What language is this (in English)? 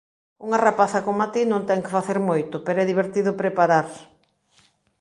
Galician